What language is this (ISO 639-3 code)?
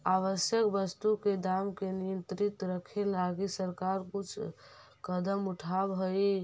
mag